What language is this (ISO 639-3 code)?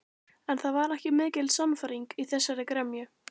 isl